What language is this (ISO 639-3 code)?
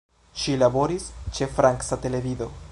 epo